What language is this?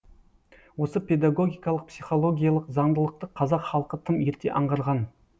Kazakh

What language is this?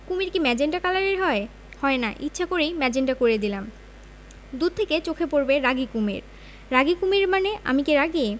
Bangla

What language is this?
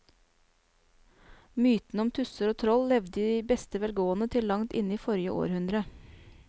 Norwegian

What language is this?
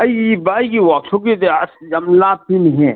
Manipuri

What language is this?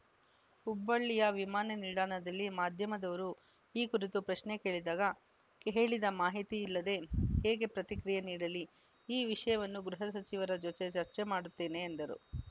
Kannada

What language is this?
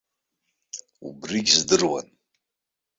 Abkhazian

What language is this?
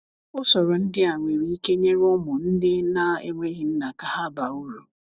Igbo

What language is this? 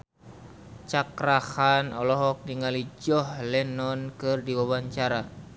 Sundanese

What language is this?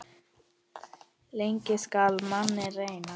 Icelandic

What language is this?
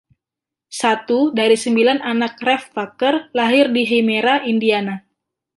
Indonesian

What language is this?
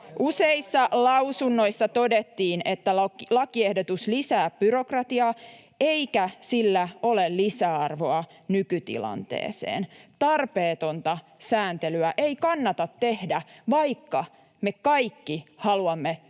Finnish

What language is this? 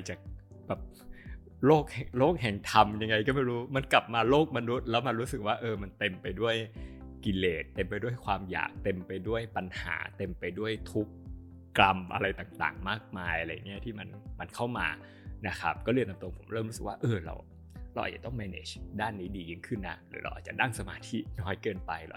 Thai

